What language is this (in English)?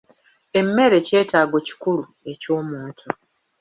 Ganda